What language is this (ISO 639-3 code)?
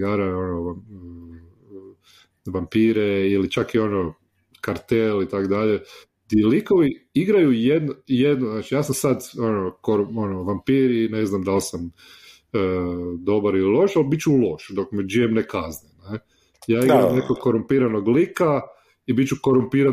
hrv